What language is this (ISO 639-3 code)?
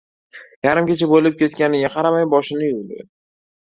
uzb